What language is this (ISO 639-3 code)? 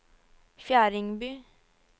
nor